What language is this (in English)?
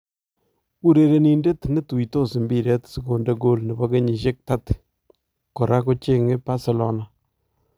Kalenjin